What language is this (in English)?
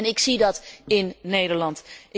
Dutch